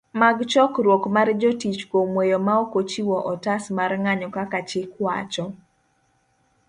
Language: Luo (Kenya and Tanzania)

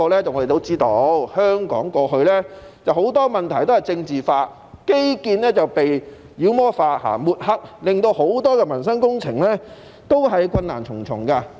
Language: Cantonese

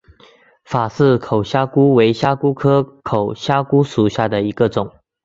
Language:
Chinese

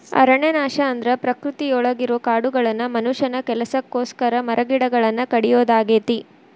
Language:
Kannada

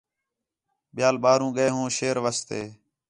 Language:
Khetrani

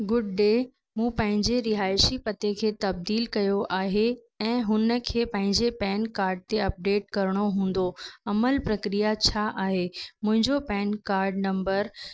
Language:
Sindhi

